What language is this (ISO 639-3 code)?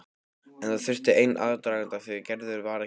isl